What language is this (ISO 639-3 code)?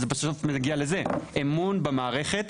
heb